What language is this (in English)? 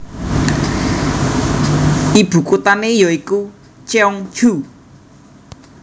Javanese